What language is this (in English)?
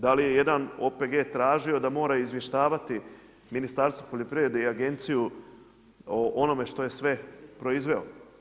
Croatian